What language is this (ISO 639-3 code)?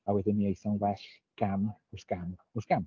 cym